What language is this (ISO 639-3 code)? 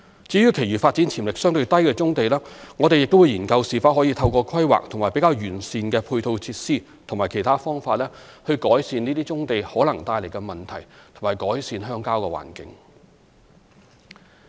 yue